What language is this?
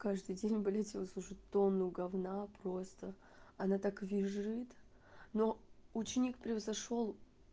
Russian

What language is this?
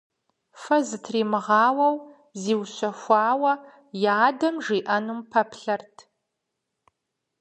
Kabardian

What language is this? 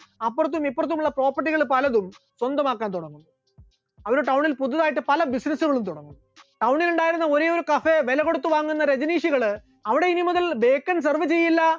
Malayalam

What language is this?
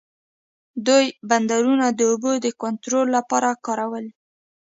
Pashto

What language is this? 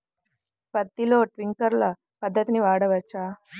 Telugu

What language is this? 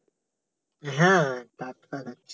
Bangla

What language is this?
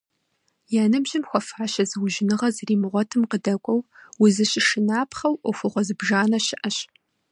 Kabardian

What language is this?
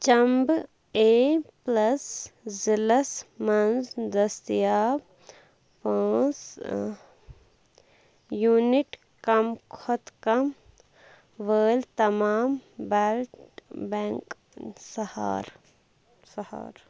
Kashmiri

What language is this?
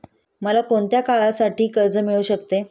Marathi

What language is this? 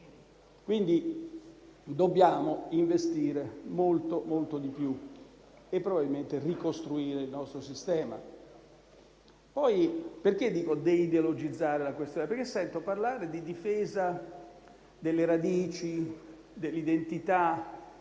Italian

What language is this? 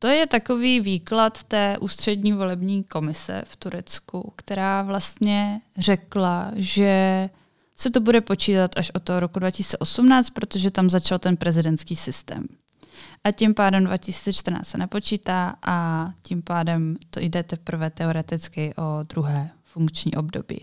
Czech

